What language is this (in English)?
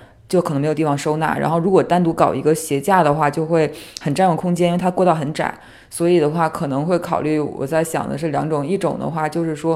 Chinese